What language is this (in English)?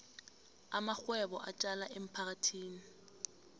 South Ndebele